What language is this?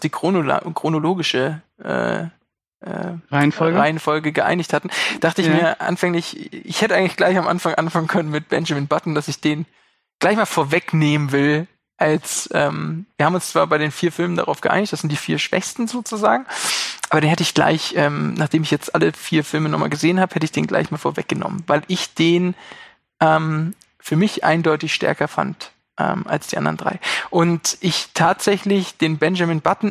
German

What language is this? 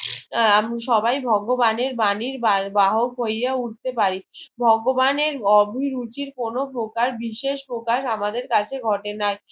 Bangla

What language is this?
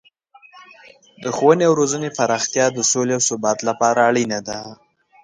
Pashto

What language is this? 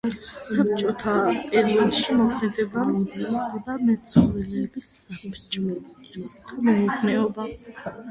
Georgian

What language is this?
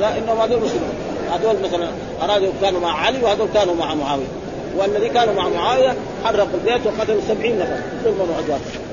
Arabic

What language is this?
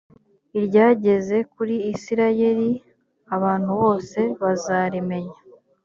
Kinyarwanda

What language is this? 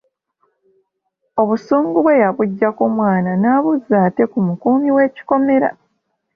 Ganda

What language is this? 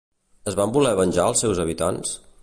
Catalan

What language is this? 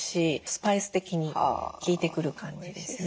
Japanese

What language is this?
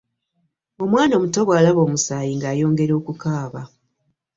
Ganda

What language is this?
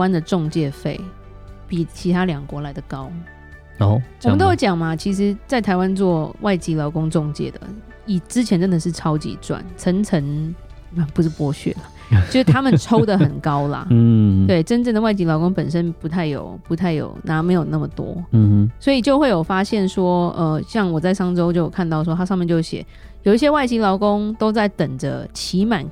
Chinese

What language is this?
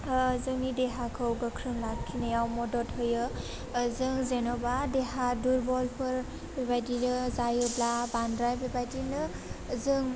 Bodo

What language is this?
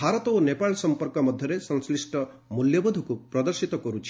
Odia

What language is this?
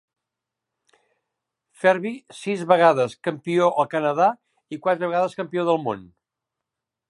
Catalan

